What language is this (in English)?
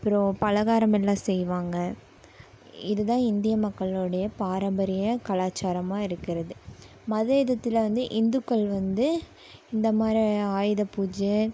Tamil